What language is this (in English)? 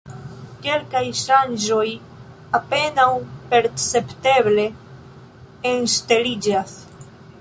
Esperanto